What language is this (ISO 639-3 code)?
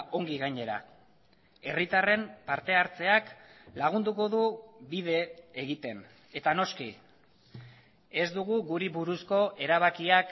eus